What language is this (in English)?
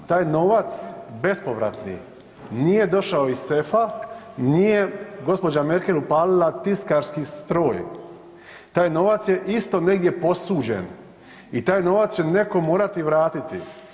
Croatian